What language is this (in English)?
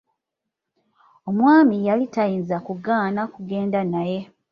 Ganda